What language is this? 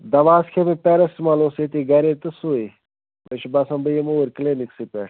Kashmiri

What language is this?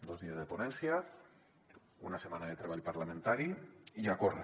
Catalan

